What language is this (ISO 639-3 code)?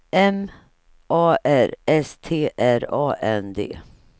swe